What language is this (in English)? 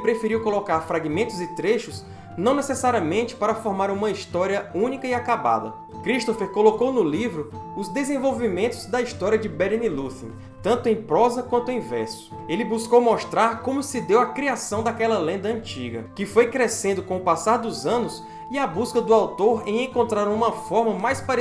Portuguese